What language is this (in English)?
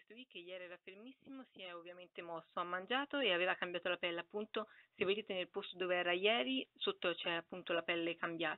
Italian